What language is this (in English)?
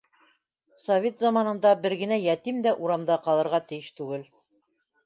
Bashkir